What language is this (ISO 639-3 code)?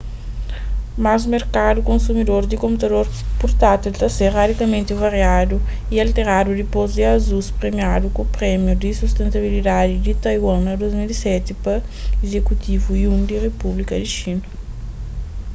kea